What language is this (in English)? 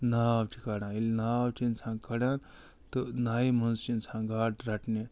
Kashmiri